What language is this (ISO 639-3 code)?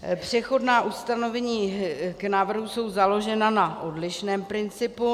ces